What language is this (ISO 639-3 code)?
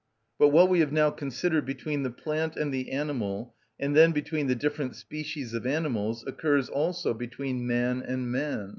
eng